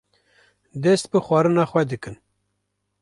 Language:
Kurdish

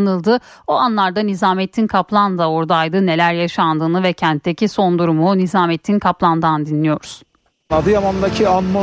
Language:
Turkish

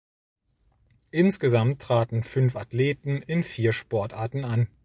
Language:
German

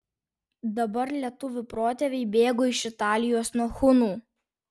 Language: Lithuanian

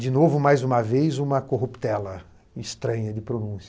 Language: Portuguese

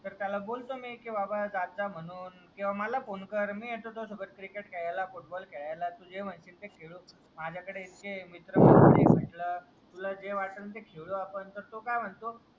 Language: Marathi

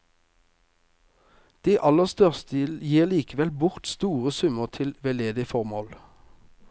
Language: Norwegian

